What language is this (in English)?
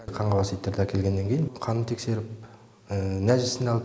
Kazakh